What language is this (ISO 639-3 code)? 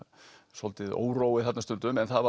isl